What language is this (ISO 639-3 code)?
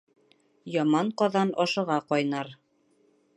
bak